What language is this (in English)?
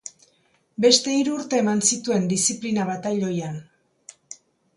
Basque